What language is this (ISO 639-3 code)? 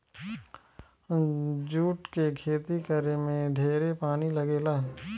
bho